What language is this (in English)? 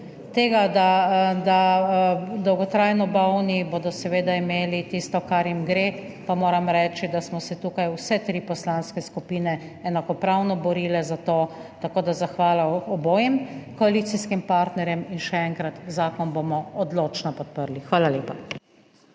Slovenian